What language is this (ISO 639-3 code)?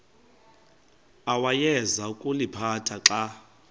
xho